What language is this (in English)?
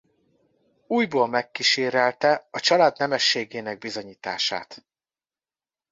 Hungarian